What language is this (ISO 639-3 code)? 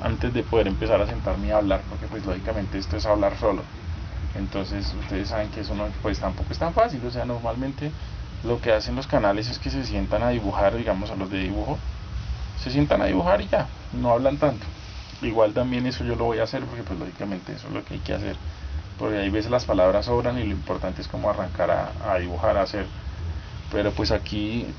spa